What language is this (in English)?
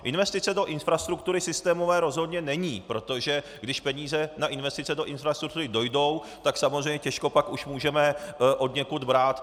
Czech